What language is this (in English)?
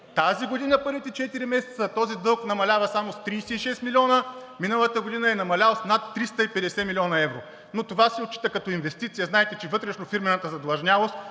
Bulgarian